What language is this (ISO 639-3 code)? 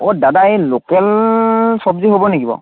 asm